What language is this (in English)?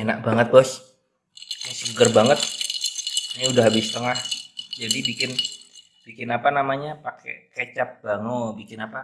Indonesian